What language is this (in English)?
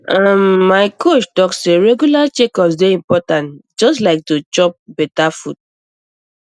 Nigerian Pidgin